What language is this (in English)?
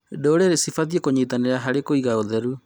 Kikuyu